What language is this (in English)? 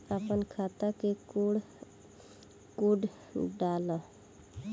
Bhojpuri